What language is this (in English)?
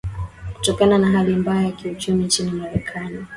Swahili